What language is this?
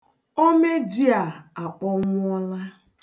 Igbo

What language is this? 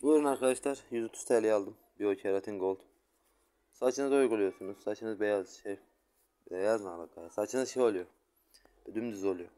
Turkish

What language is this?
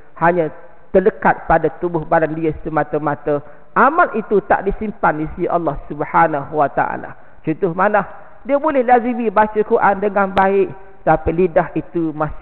Malay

